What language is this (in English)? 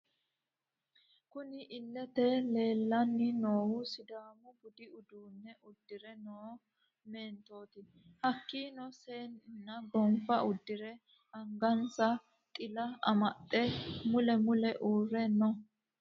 Sidamo